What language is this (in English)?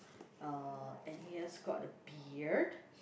English